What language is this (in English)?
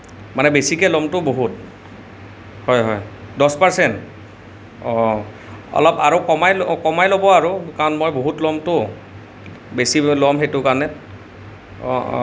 Assamese